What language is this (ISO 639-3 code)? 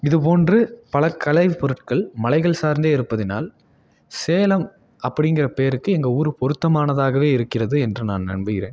tam